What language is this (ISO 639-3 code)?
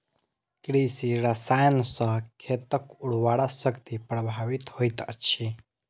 mai